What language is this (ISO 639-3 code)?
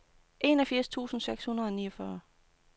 dan